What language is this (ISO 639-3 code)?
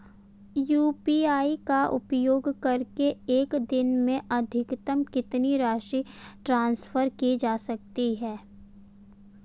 hin